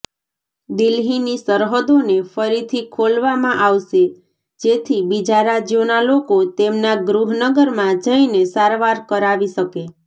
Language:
Gujarati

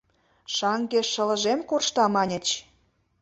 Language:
Mari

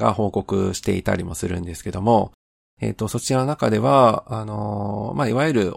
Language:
Japanese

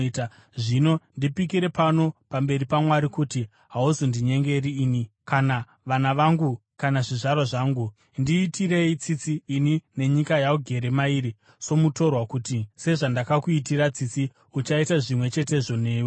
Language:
Shona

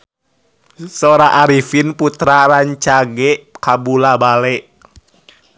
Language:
Sundanese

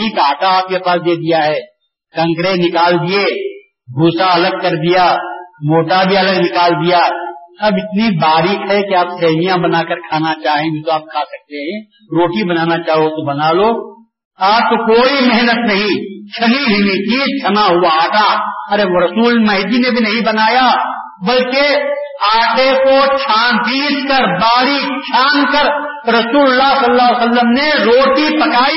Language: Urdu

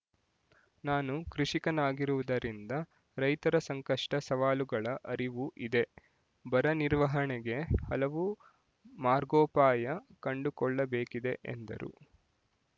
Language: Kannada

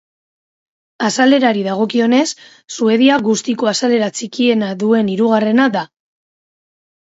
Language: Basque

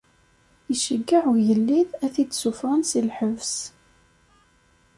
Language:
Kabyle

